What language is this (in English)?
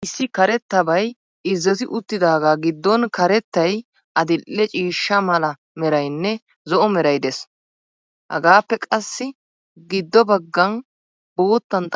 Wolaytta